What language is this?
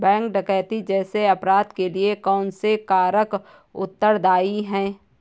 Hindi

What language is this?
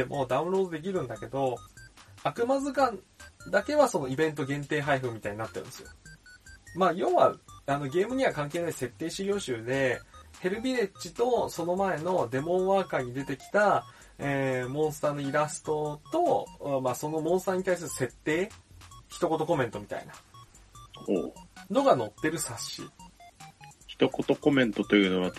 Japanese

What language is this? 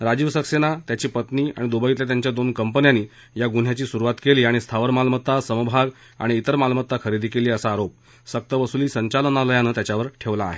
Marathi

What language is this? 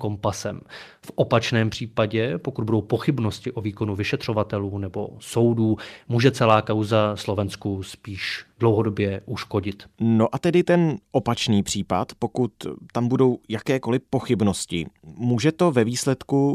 Czech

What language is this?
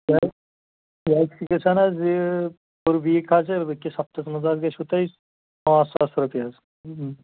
Kashmiri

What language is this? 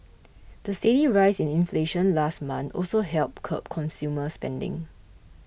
English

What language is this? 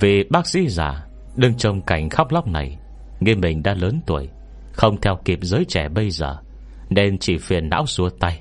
Vietnamese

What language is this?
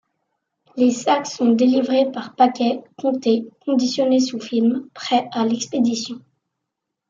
French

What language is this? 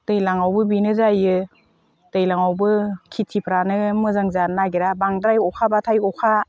Bodo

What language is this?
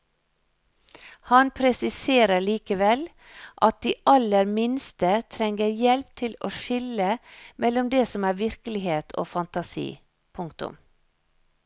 Norwegian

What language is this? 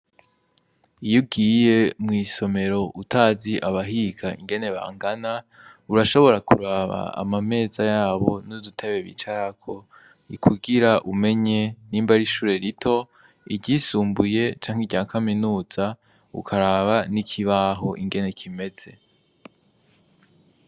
Rundi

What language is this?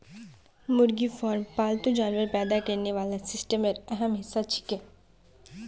Magahi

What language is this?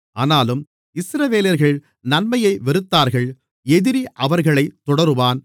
Tamil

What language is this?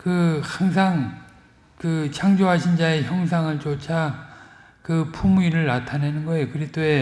Korean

